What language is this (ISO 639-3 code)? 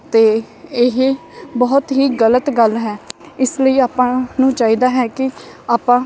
pan